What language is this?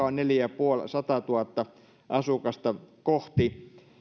Finnish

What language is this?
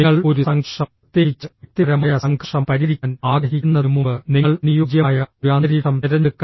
Malayalam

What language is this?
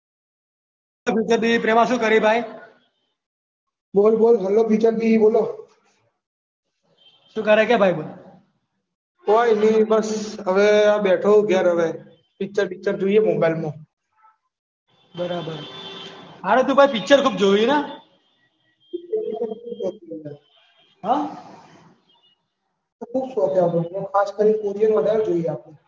Gujarati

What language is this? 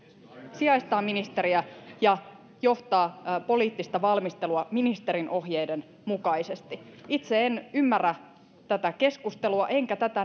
Finnish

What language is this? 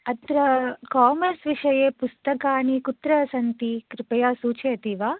Sanskrit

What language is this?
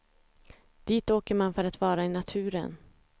Swedish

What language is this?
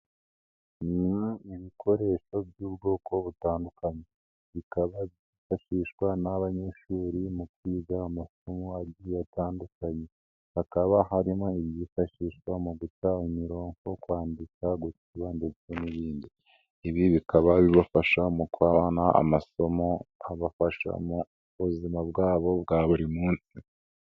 Kinyarwanda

